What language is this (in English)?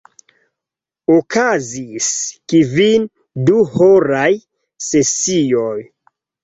Esperanto